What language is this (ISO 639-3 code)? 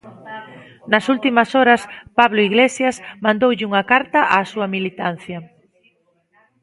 glg